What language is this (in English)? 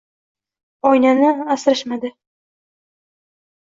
Uzbek